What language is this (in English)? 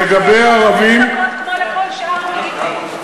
Hebrew